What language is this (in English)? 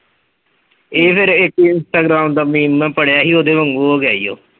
Punjabi